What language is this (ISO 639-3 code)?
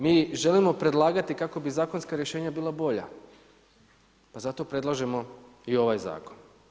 hrv